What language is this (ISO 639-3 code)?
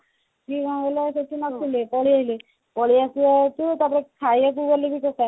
ori